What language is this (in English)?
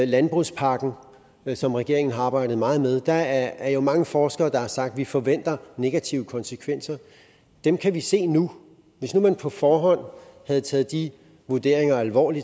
Danish